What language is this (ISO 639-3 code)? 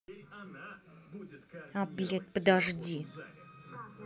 rus